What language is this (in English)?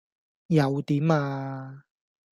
Cantonese